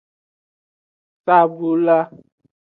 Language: Aja (Benin)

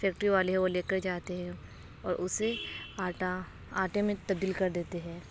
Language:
Urdu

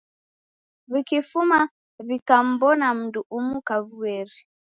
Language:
Taita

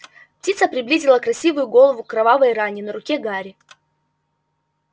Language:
Russian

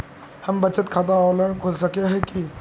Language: Magahi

